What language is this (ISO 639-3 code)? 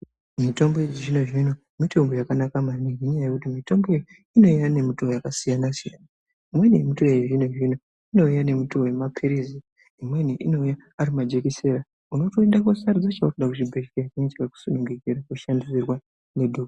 ndc